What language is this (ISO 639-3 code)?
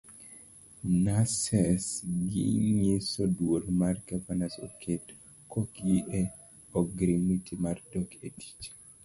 luo